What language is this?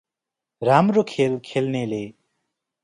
Nepali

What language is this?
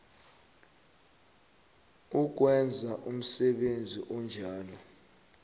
South Ndebele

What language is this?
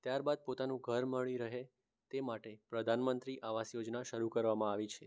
Gujarati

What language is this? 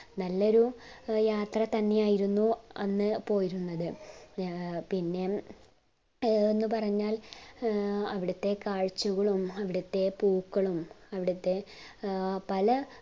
Malayalam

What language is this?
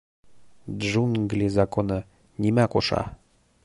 Bashkir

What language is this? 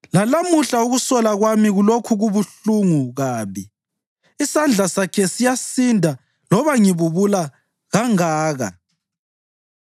North Ndebele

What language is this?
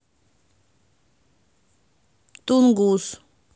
Russian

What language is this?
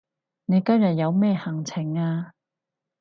Cantonese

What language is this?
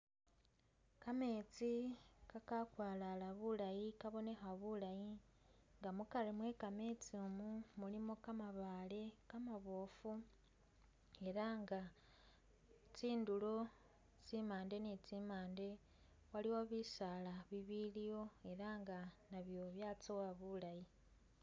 Masaaba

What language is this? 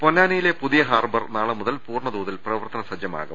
Malayalam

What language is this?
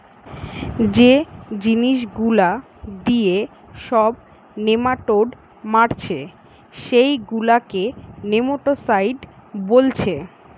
Bangla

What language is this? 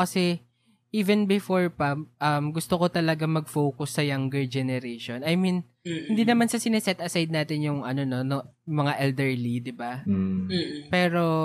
Filipino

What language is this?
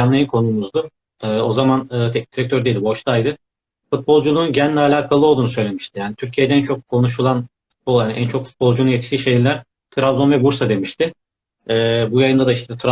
Turkish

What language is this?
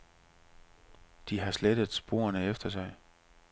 Danish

